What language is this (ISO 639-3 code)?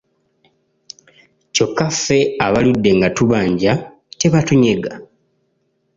lug